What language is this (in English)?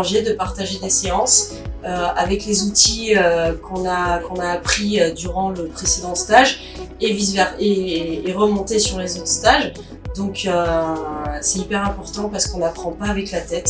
French